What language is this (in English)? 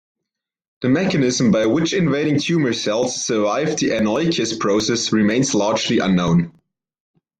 English